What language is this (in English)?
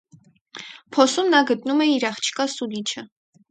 Armenian